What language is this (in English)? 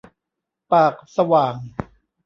Thai